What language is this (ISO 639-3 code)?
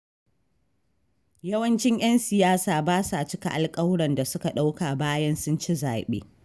hau